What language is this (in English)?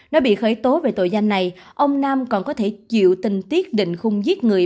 Vietnamese